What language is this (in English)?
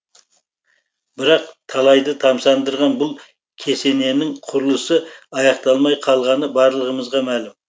Kazakh